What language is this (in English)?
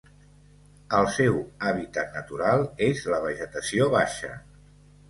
Catalan